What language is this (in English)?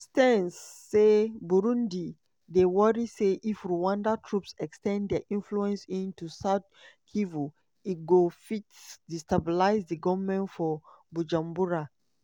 Nigerian Pidgin